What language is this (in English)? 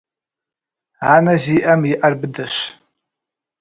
Kabardian